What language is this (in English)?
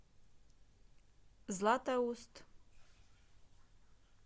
Russian